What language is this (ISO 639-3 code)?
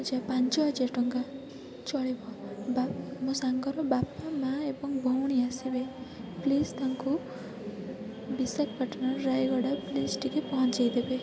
ori